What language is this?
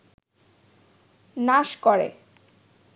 Bangla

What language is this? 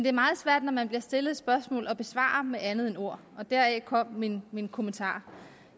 Danish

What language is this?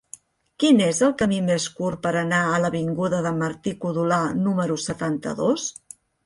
Catalan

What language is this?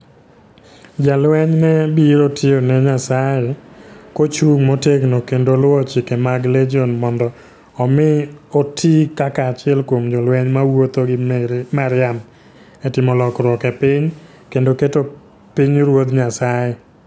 Luo (Kenya and Tanzania)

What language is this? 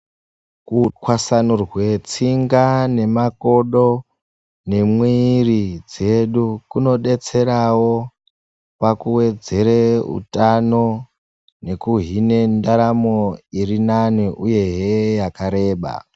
Ndau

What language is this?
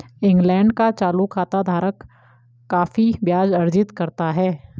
Hindi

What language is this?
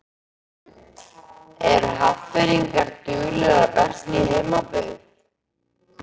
Icelandic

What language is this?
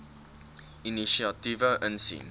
Afrikaans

